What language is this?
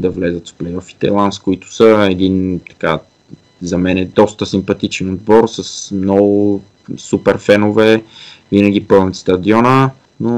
Bulgarian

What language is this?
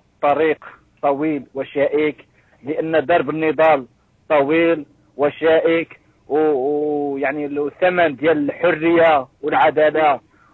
Arabic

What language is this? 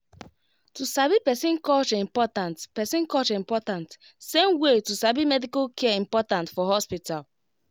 Nigerian Pidgin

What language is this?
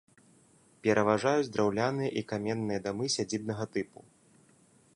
Belarusian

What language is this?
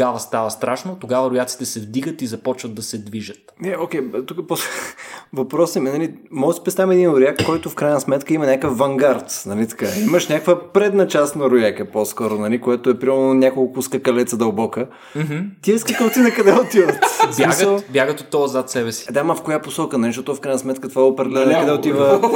Bulgarian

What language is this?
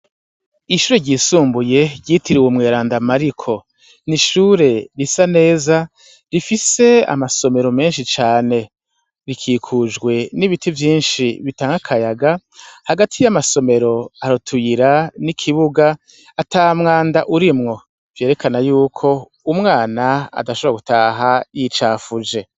Rundi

